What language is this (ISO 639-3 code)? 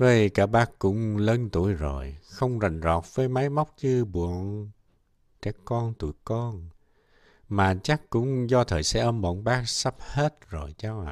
vie